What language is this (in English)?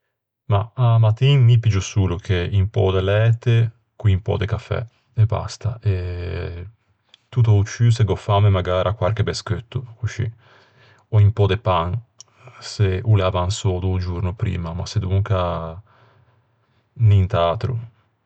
Ligurian